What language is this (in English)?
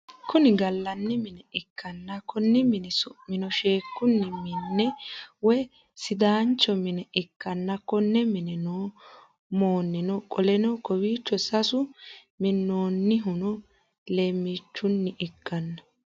Sidamo